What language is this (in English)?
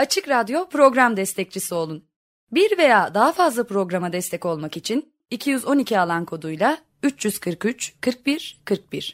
Turkish